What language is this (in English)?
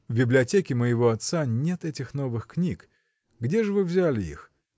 Russian